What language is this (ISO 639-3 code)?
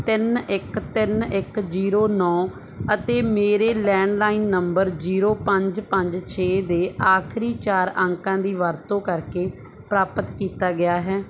pan